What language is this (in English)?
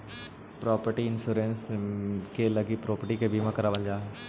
Magahi